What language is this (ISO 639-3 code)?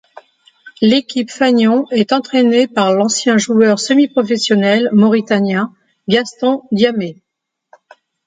fra